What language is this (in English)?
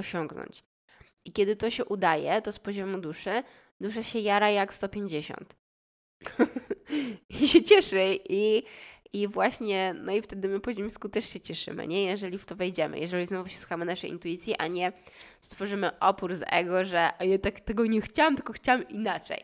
Polish